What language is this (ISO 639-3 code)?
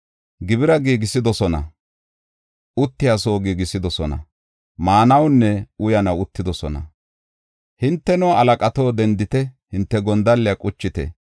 gof